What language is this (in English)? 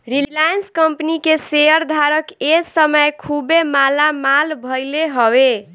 Bhojpuri